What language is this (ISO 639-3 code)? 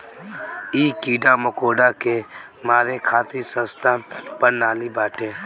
bho